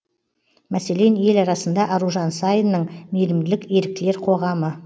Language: Kazakh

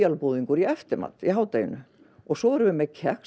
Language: Icelandic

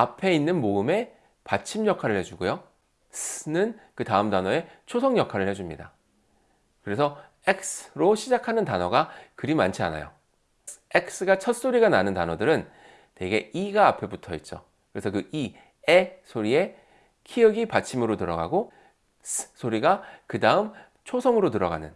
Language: Korean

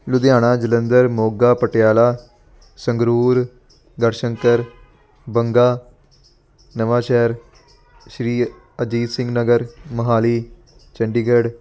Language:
Punjabi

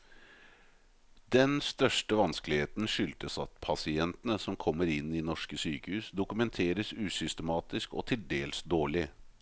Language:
Norwegian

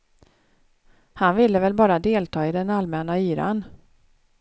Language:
Swedish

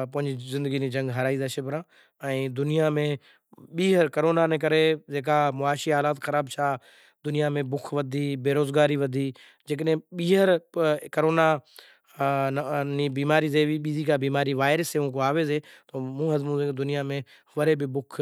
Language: Kachi Koli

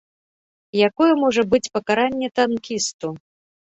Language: Belarusian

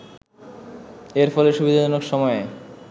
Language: Bangla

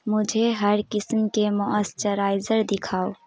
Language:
Urdu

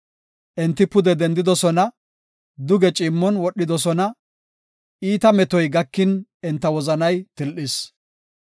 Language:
Gofa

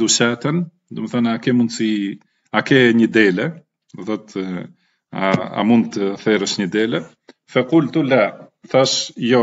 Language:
Arabic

